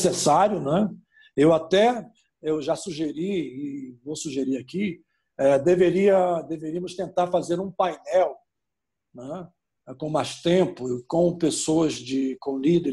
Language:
Portuguese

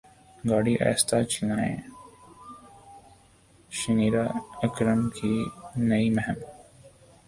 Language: Urdu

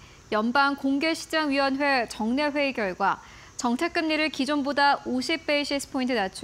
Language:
Korean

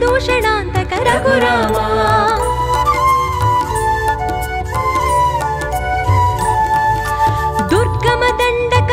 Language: Hindi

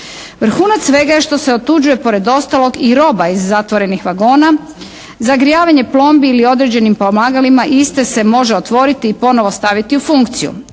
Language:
Croatian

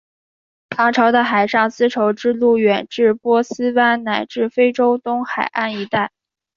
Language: Chinese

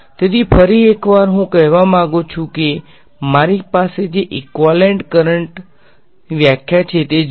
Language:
Gujarati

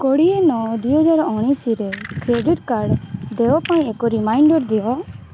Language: Odia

